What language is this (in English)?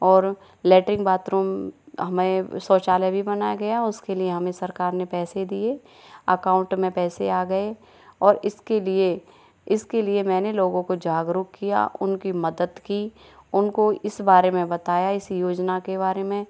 Hindi